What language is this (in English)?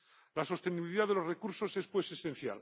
Spanish